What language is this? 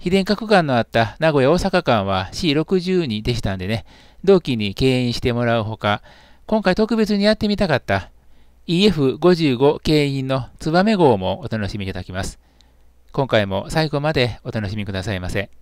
Japanese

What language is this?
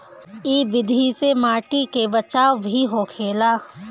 Bhojpuri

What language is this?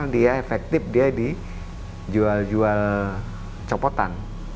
Indonesian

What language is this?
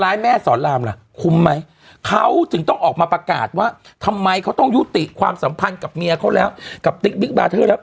Thai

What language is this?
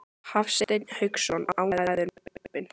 Icelandic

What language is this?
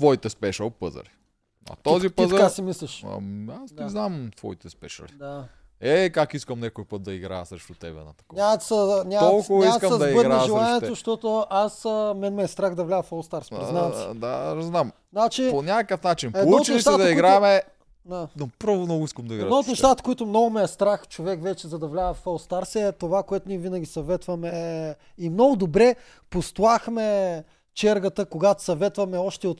Bulgarian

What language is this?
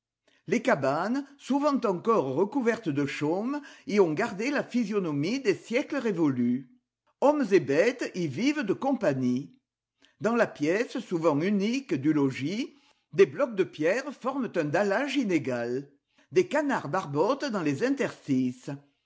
French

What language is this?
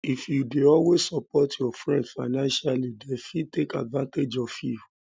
Nigerian Pidgin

